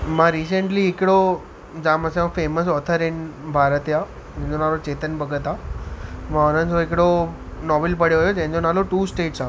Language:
Sindhi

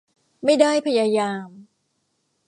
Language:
Thai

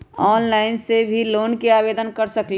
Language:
Magahi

